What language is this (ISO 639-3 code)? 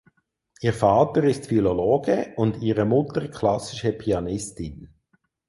deu